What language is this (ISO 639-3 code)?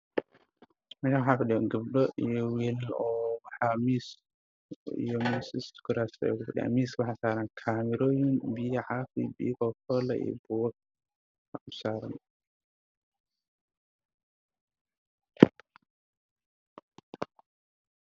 som